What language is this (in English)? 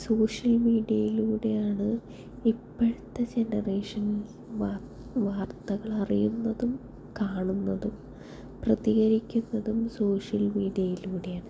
Malayalam